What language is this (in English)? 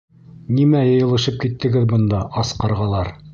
Bashkir